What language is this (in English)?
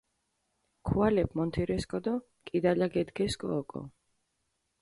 Mingrelian